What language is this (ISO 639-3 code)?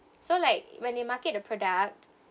eng